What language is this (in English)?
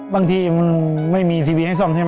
Thai